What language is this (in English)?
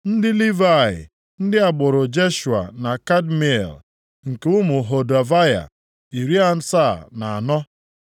Igbo